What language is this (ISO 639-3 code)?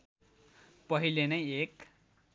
nep